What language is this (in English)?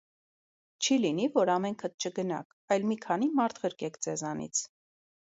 Armenian